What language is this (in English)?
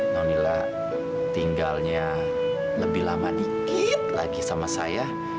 Indonesian